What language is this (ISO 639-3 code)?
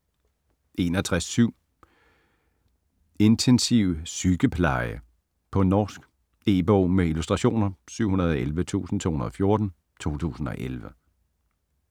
dan